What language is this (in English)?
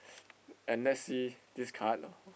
English